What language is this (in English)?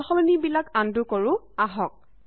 Assamese